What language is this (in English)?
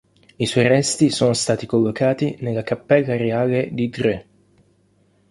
Italian